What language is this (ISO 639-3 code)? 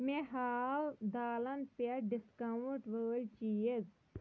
kas